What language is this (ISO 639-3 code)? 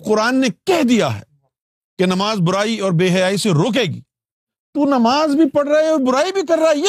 urd